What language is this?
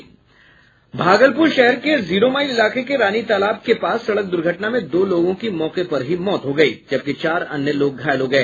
Hindi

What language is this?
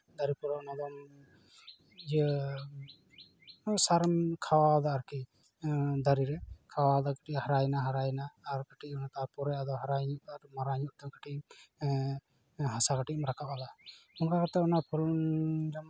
Santali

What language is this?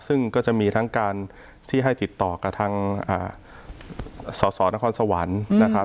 Thai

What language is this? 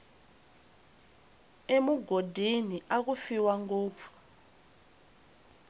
Tsonga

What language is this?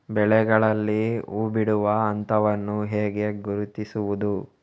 Kannada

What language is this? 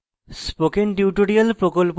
Bangla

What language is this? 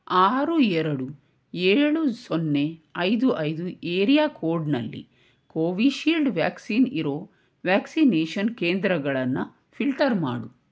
Kannada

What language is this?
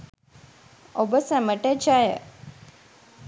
Sinhala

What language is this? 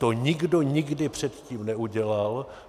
Czech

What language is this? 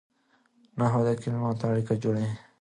Pashto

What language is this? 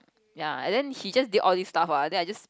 English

